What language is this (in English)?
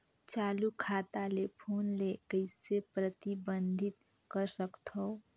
Chhattisgarhi